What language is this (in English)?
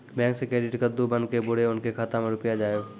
Maithili